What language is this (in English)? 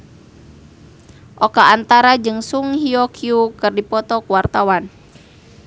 Sundanese